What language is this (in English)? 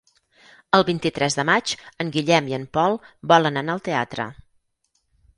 Catalan